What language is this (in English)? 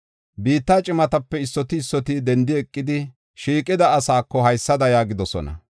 Gofa